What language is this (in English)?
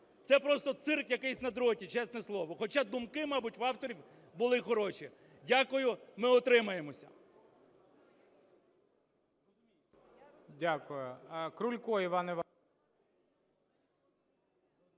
Ukrainian